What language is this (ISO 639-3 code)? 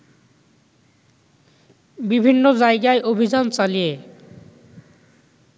ben